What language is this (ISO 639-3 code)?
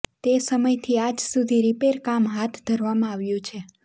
guj